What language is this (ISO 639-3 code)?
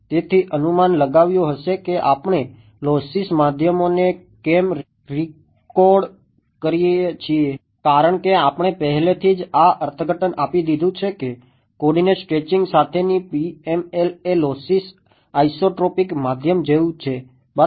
guj